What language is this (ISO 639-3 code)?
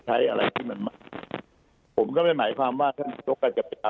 tha